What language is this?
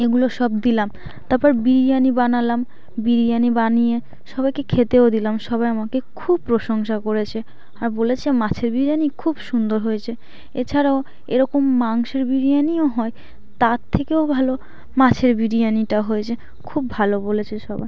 Bangla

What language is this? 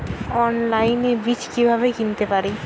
Bangla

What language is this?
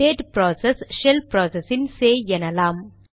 Tamil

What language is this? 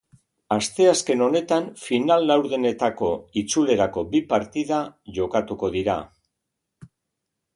Basque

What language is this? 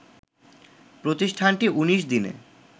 Bangla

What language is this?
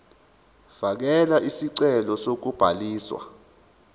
Zulu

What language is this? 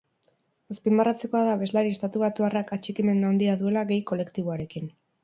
Basque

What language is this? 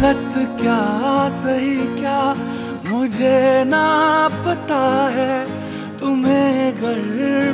Arabic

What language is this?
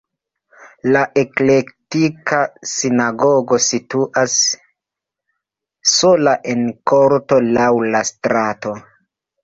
Esperanto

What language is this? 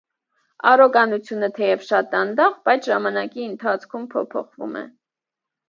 Armenian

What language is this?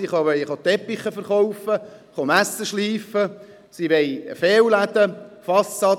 Swiss German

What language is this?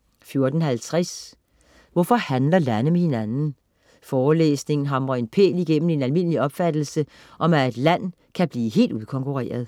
Danish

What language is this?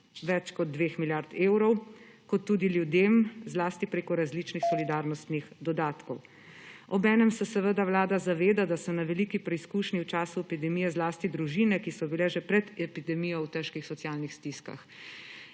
Slovenian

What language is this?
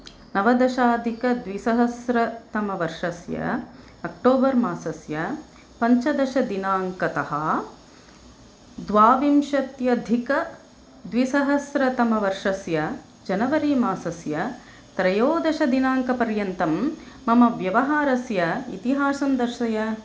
Sanskrit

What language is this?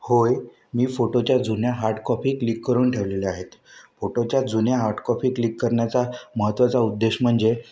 Marathi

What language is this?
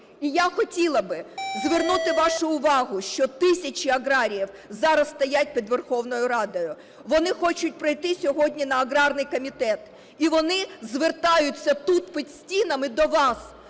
Ukrainian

